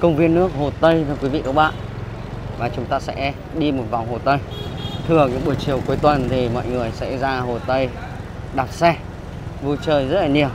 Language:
Vietnamese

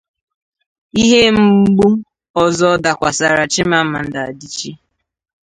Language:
Igbo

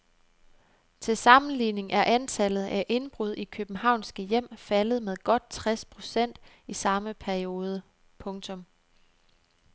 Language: Danish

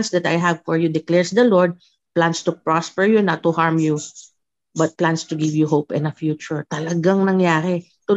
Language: Filipino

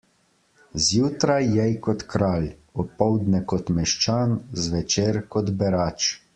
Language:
Slovenian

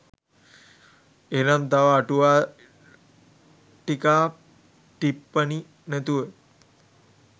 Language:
Sinhala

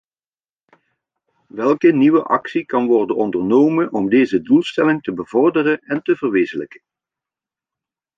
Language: Dutch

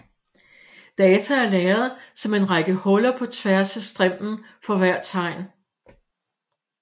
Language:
Danish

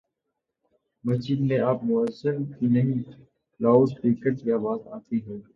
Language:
Urdu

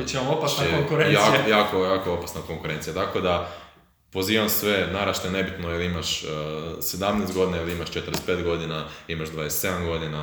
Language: Croatian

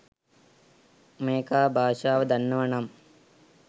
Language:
Sinhala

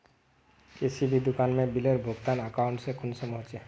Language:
Magahi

